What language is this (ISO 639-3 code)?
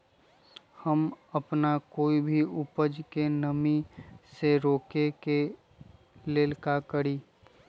mag